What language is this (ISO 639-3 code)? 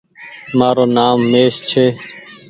gig